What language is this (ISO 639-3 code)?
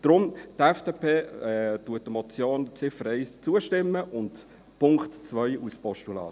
gsw